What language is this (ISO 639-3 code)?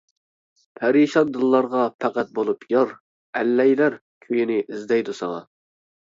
uig